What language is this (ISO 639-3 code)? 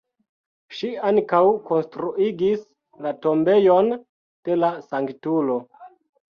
epo